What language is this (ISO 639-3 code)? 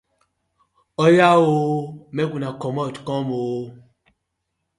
pcm